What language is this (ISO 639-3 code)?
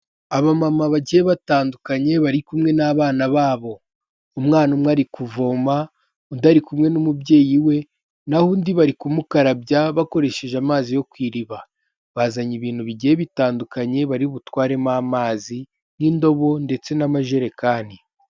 kin